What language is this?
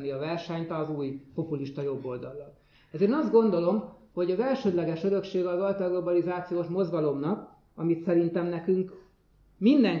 Hungarian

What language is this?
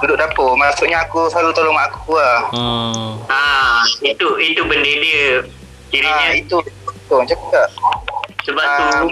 Malay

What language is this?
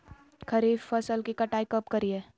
Magahi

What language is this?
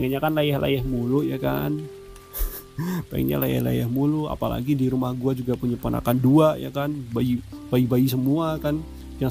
Indonesian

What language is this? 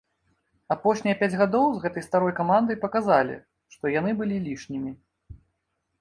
Belarusian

